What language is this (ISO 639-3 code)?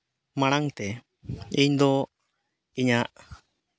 sat